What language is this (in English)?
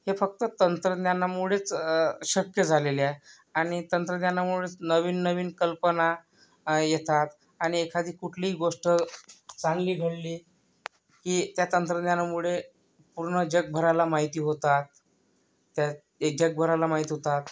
Marathi